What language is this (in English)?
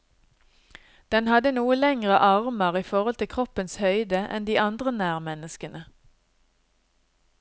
Norwegian